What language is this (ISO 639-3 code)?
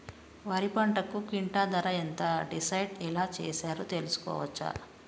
tel